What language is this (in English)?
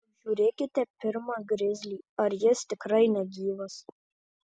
Lithuanian